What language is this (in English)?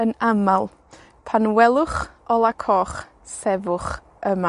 Welsh